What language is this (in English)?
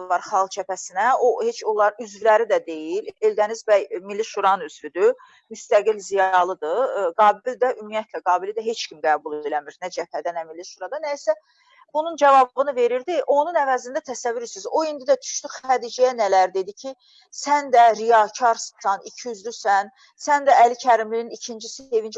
Turkish